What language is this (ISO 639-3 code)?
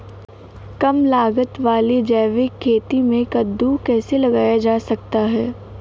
hin